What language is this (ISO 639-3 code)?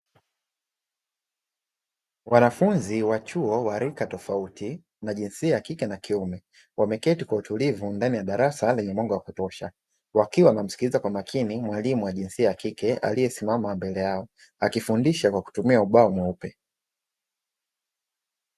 swa